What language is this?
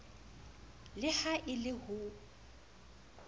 Southern Sotho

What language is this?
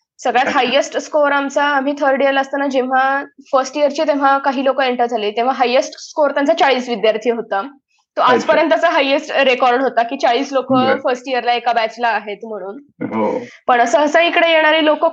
Marathi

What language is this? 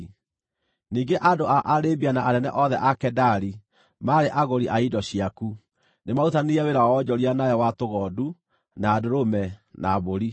Kikuyu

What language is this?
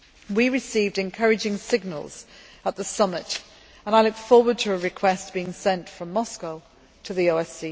English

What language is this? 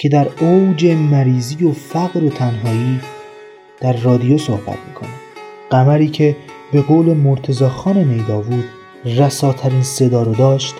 Persian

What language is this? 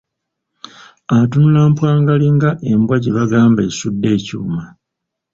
Ganda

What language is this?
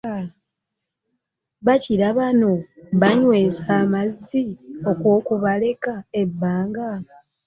Ganda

